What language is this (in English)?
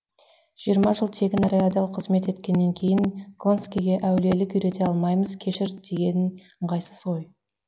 Kazakh